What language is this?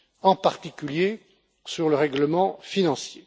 French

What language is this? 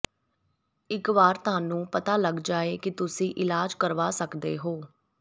Punjabi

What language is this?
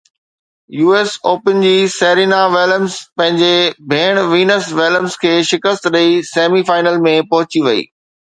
Sindhi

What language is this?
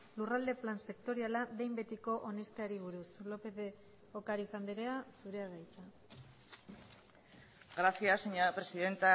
Basque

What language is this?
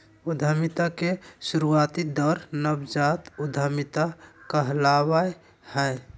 Magahi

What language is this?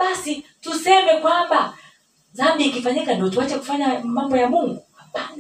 Swahili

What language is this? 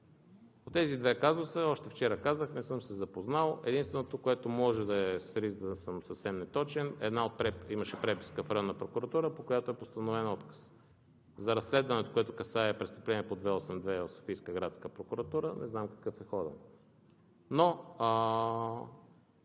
Bulgarian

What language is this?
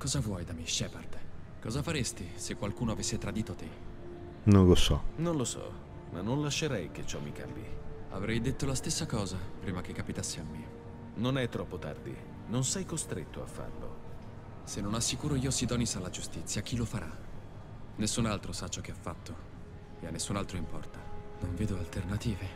Italian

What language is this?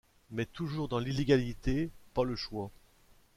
French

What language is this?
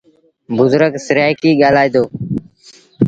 Sindhi Bhil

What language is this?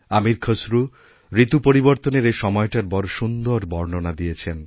Bangla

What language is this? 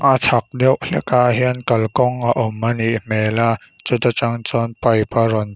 Mizo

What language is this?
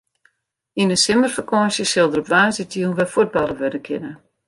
Western Frisian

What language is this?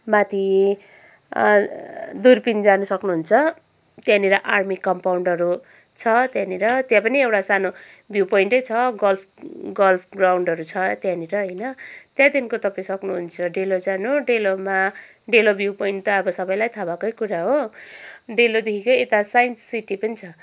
Nepali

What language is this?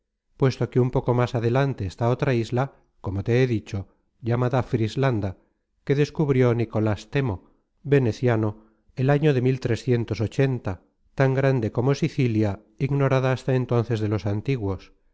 Spanish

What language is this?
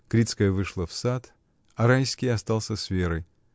Russian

